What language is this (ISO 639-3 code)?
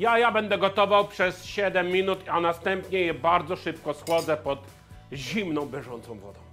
pol